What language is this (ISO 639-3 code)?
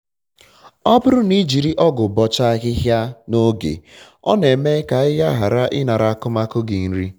ibo